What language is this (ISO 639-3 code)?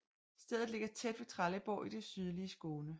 dan